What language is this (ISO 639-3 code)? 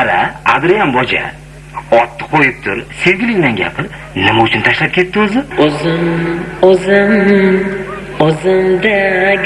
rus